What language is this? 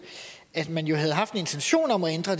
Danish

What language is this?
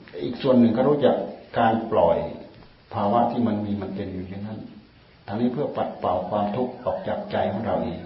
Thai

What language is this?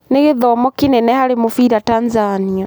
Kikuyu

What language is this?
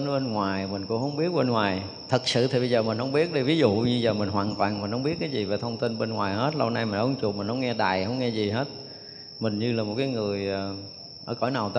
Vietnamese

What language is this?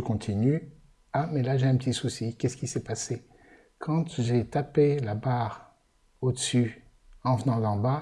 French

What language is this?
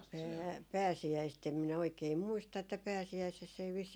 Finnish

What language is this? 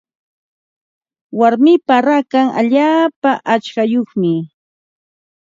Ambo-Pasco Quechua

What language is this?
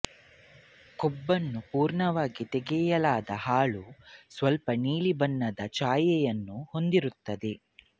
Kannada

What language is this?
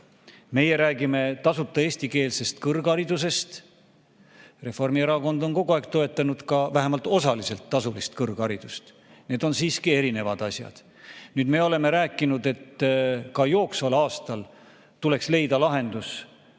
Estonian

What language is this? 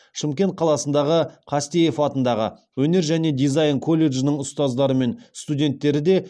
Kazakh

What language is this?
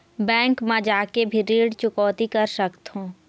Chhattisgarhi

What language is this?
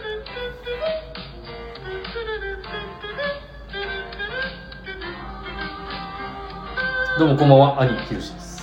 Japanese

